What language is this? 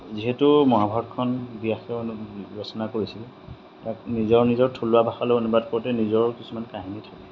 Assamese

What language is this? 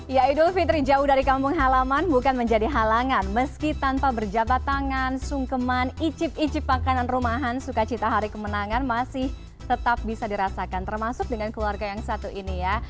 Indonesian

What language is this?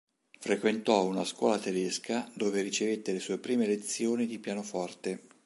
Italian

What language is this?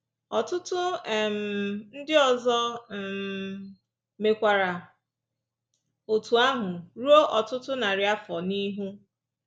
Igbo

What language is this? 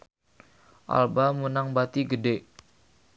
Sundanese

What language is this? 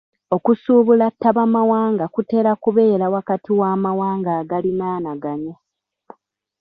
Ganda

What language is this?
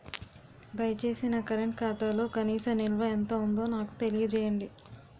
Telugu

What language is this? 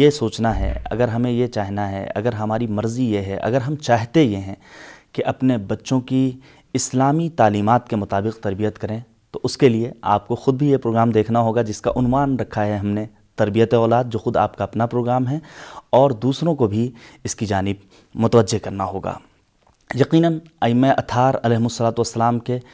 Urdu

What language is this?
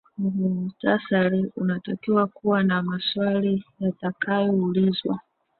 Swahili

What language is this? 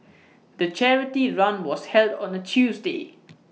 English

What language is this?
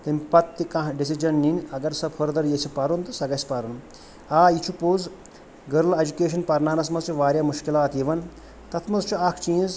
Kashmiri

